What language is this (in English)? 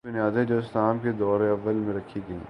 Urdu